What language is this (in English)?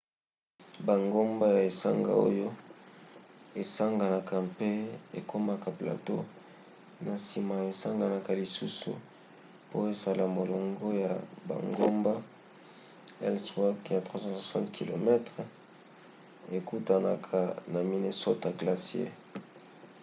Lingala